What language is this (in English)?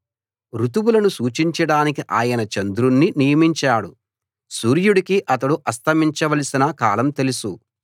Telugu